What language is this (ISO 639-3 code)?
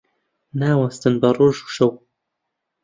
ckb